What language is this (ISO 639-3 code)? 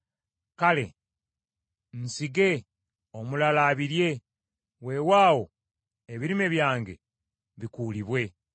lug